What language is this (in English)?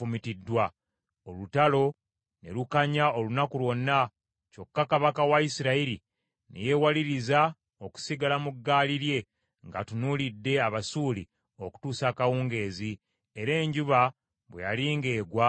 Ganda